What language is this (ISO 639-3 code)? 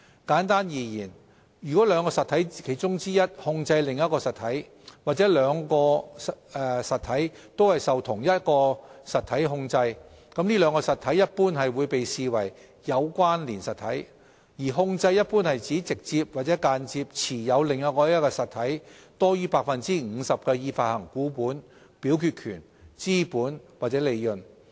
yue